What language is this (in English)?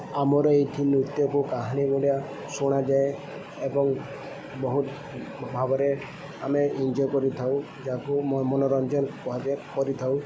Odia